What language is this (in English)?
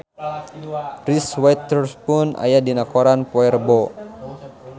Sundanese